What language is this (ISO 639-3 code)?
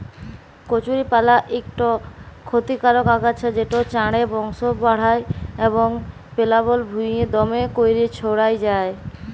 ben